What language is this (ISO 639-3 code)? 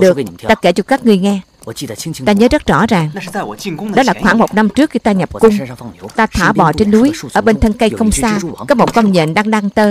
vie